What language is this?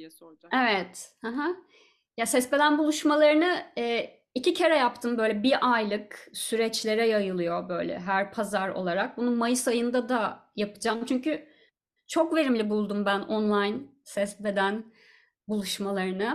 Turkish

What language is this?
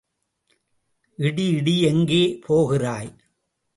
Tamil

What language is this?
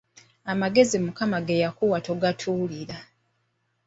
Ganda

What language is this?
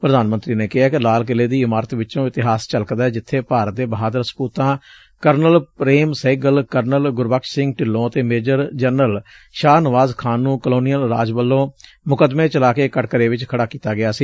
Punjabi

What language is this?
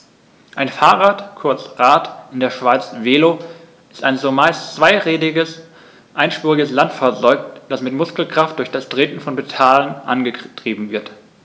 German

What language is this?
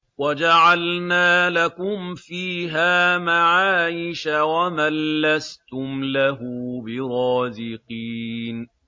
Arabic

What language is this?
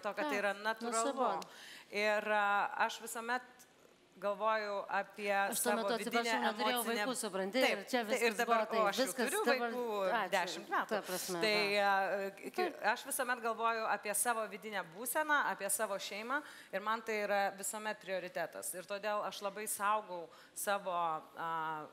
Lithuanian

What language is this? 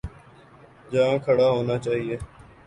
Urdu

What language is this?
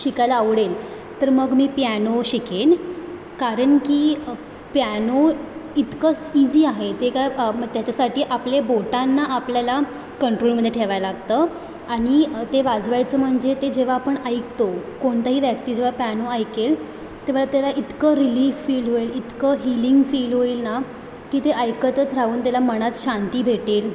Marathi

